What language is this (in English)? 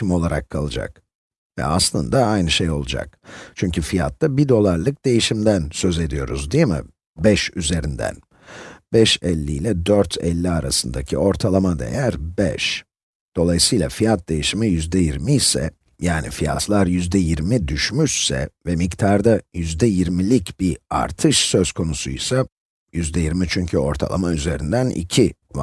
Turkish